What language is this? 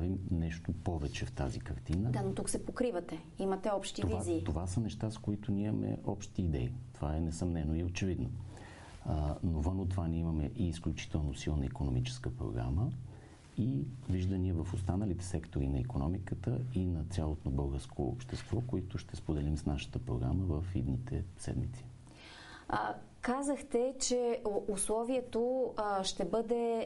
Bulgarian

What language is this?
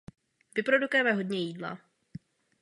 Czech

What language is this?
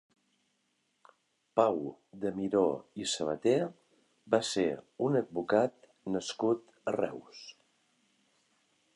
Catalan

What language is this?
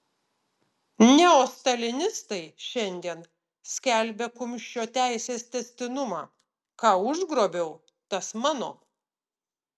Lithuanian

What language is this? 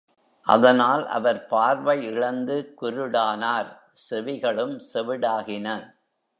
Tamil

